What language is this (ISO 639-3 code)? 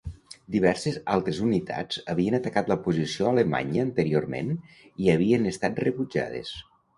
cat